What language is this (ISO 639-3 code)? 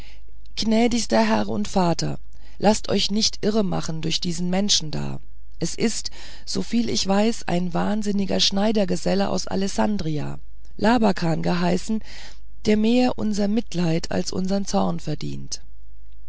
deu